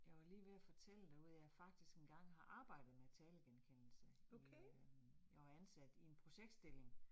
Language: Danish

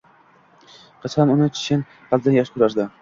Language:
Uzbek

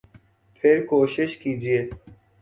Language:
Urdu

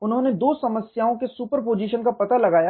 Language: Hindi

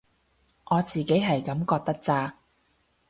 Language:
Cantonese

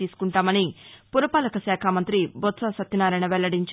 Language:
Telugu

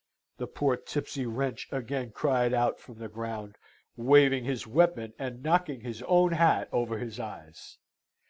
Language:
English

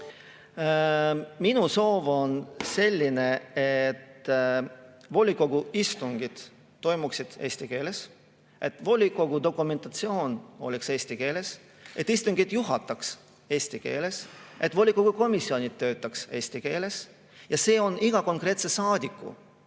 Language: Estonian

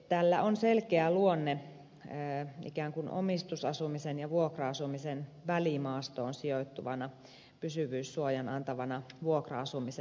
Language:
Finnish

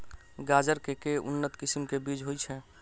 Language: Maithili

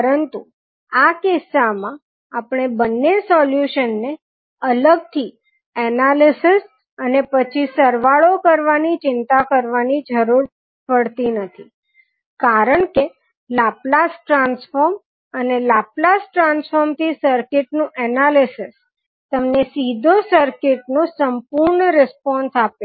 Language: Gujarati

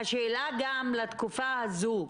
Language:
Hebrew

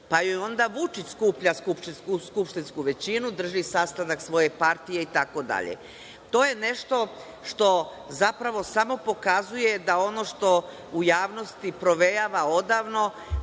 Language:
Serbian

